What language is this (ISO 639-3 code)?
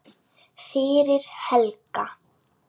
isl